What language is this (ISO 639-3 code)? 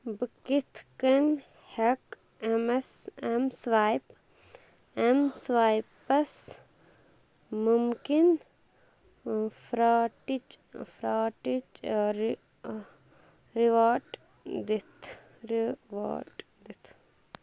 kas